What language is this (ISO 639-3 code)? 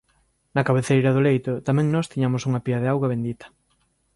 glg